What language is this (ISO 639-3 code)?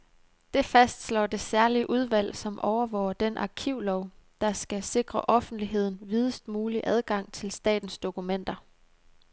dan